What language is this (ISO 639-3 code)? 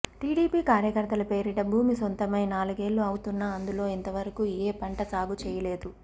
tel